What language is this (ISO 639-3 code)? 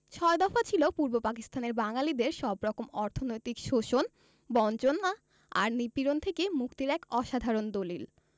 ben